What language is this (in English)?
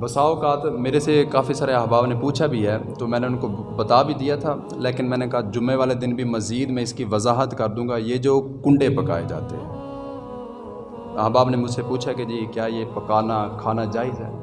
Urdu